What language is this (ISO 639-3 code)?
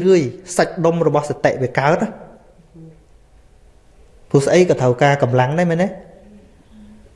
vie